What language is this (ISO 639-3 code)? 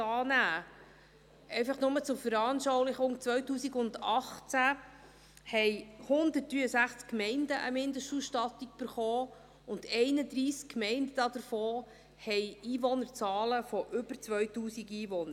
gsw